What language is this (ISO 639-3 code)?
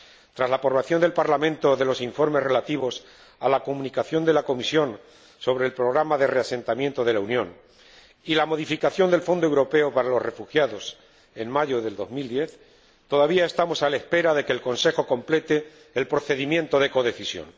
spa